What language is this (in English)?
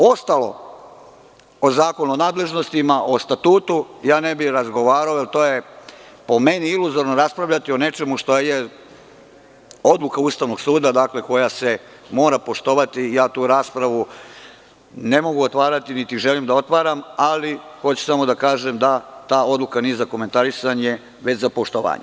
Serbian